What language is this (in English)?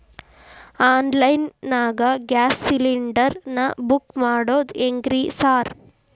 Kannada